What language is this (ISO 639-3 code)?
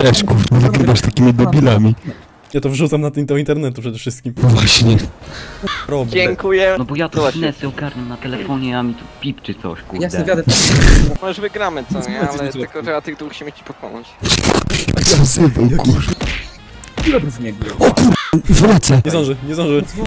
pol